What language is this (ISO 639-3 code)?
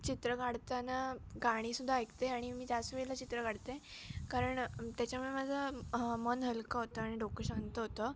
mar